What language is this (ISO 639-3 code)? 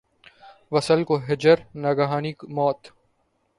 urd